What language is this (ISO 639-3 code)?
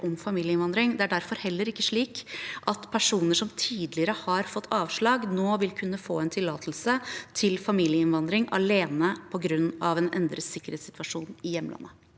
nor